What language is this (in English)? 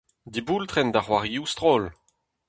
Breton